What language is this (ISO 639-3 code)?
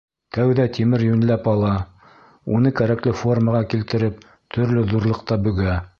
bak